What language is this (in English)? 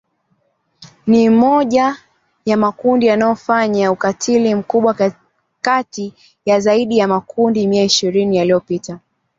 Swahili